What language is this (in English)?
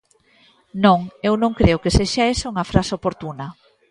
Galician